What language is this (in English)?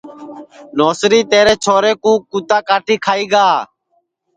Sansi